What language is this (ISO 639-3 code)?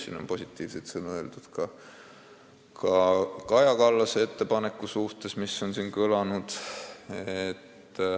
est